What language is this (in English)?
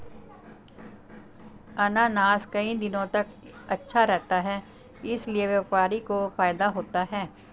Hindi